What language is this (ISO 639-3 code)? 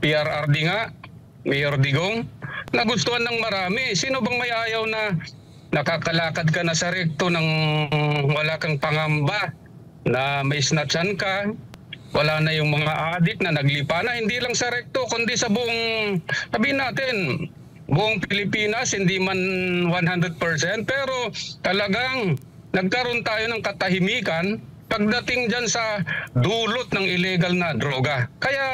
fil